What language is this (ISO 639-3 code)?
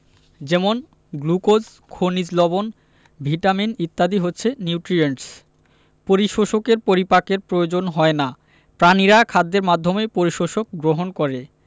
ben